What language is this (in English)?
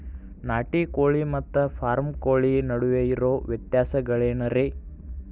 Kannada